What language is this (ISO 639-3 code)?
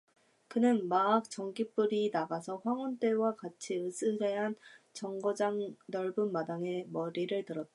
kor